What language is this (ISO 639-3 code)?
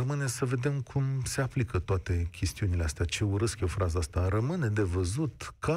ron